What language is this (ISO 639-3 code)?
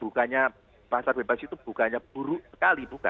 ind